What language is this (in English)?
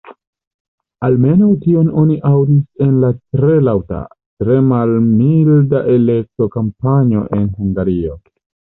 Esperanto